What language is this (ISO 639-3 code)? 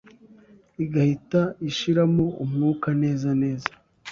kin